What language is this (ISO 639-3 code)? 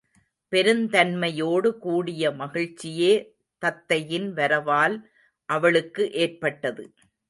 tam